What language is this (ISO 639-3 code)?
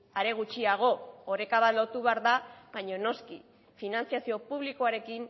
eus